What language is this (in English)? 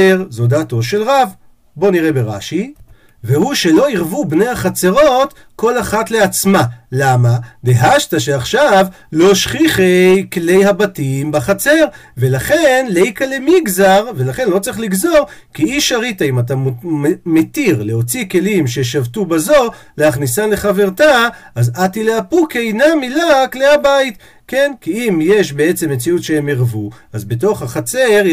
Hebrew